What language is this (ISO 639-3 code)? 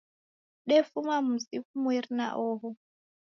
dav